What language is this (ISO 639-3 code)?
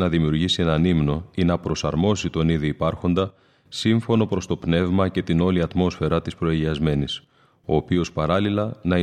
ell